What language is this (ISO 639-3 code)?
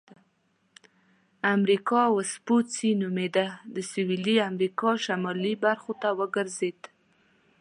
pus